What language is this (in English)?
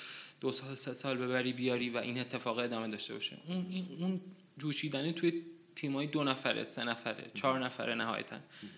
Persian